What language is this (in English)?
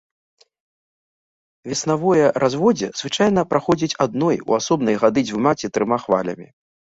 Belarusian